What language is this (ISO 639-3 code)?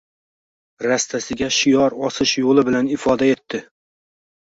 uzb